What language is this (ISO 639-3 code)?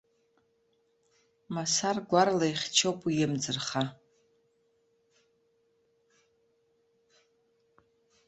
abk